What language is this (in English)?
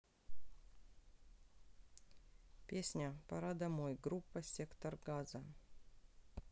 Russian